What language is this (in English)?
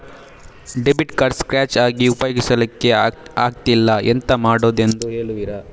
Kannada